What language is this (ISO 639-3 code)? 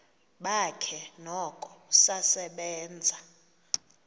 xho